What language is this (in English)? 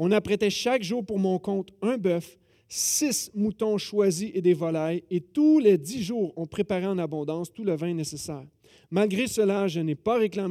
French